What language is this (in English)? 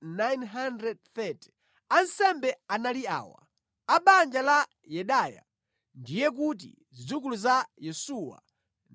Nyanja